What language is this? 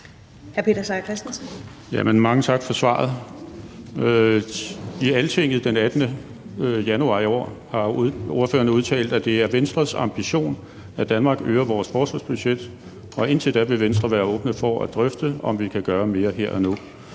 Danish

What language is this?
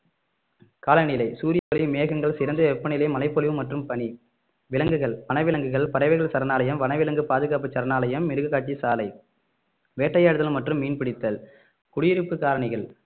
Tamil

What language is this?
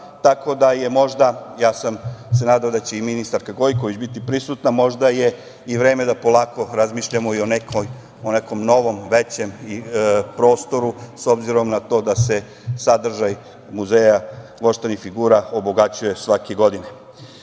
Serbian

